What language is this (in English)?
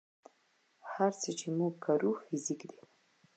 Pashto